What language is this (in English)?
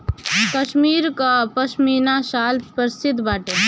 Bhojpuri